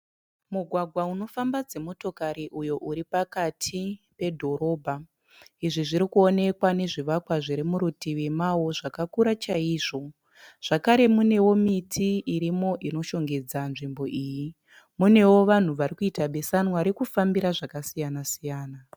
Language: Shona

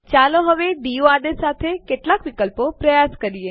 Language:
Gujarati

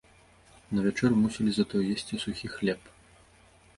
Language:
Belarusian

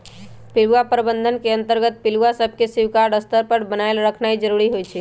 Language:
Magahi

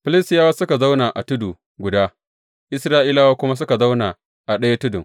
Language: Hausa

